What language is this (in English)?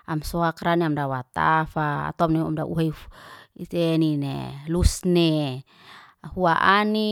Liana-Seti